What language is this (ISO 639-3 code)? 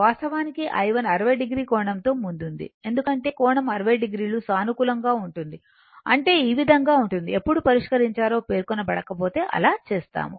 tel